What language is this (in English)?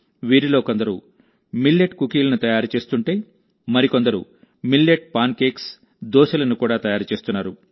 Telugu